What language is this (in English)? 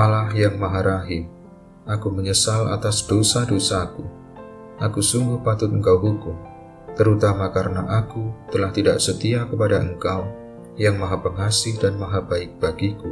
Indonesian